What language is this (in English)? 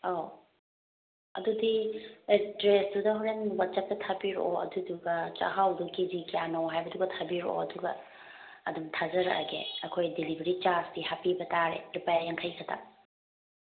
Manipuri